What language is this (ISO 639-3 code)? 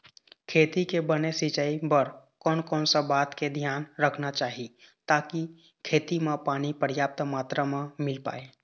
hne